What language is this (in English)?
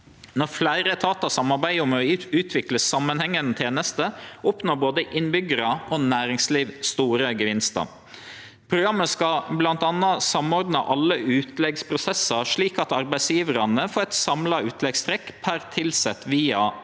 Norwegian